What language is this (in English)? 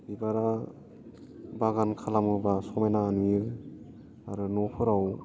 Bodo